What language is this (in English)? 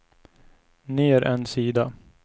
Swedish